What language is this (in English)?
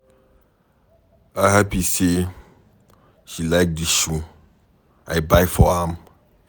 Nigerian Pidgin